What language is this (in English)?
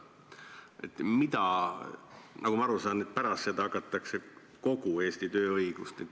Estonian